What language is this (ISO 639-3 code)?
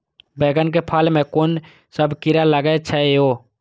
mai